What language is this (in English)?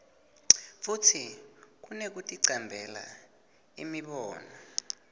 Swati